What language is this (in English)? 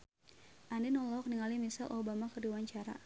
Sundanese